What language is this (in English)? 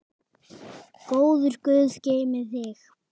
Icelandic